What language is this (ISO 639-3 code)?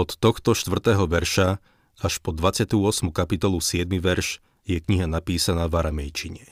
slk